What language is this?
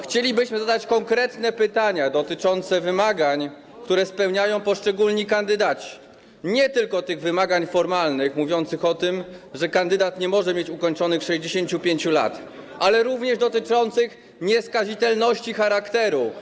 Polish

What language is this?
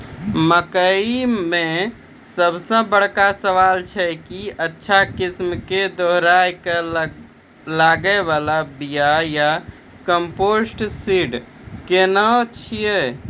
Maithili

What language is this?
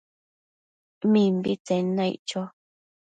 Matsés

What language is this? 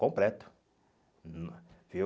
Portuguese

